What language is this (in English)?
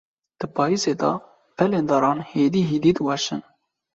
Kurdish